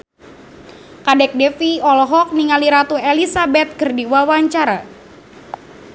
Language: Sundanese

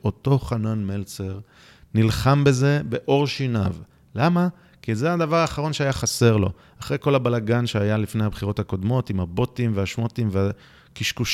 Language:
Hebrew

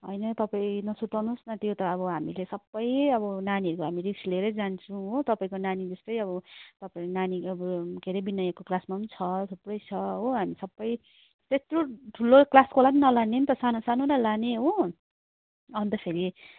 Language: Nepali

